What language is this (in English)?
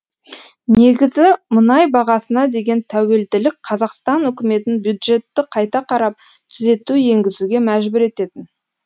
Kazakh